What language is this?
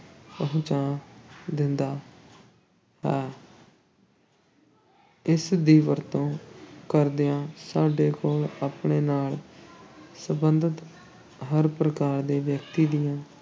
Punjabi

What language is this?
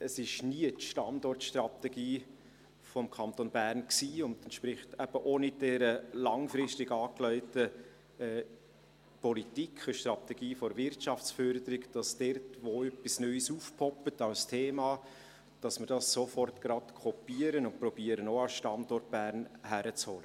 Swiss German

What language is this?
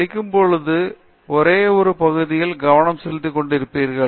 Tamil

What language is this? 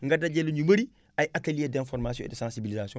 Wolof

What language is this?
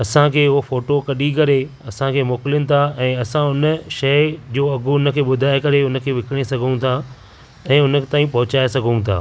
Sindhi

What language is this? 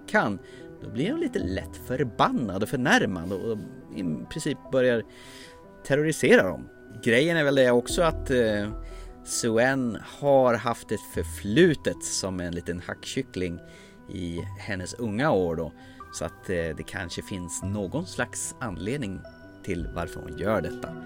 Swedish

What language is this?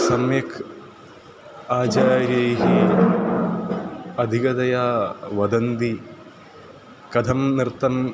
Sanskrit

